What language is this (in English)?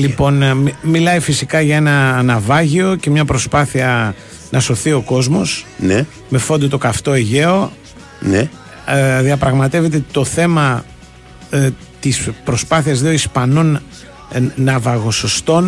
Greek